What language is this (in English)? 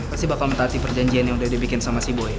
Indonesian